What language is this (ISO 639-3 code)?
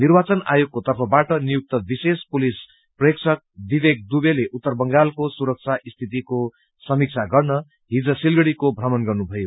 nep